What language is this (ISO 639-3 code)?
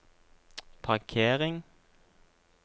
nor